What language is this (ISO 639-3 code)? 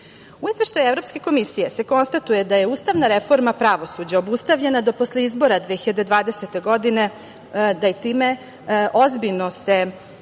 srp